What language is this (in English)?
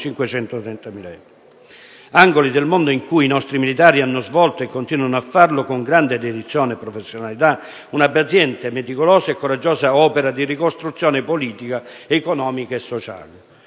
Italian